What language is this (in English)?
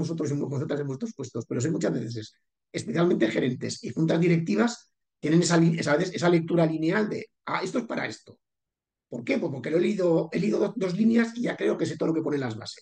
Spanish